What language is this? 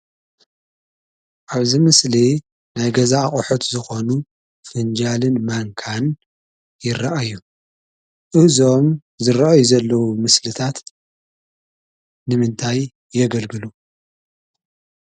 Tigrinya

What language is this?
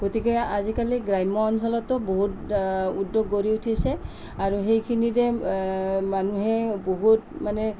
Assamese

